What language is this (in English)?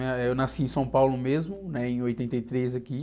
Portuguese